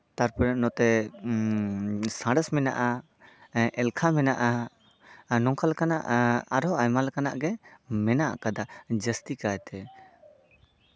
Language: Santali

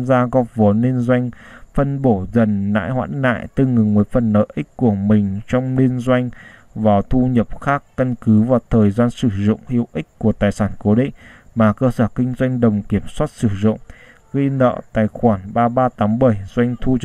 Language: Vietnamese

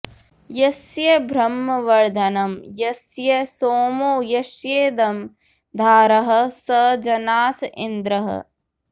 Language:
Sanskrit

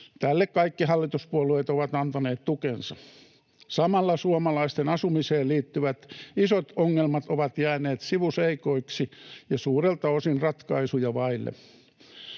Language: Finnish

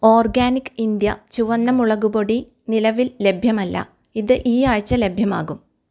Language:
Malayalam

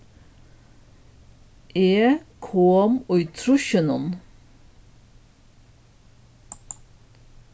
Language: Faroese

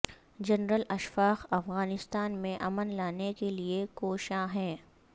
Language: Urdu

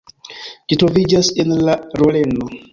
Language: Esperanto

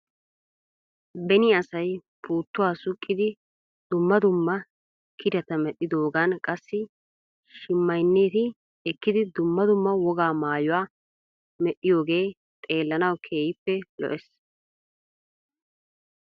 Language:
Wolaytta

